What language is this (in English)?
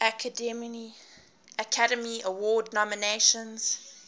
English